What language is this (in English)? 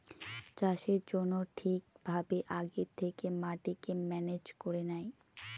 Bangla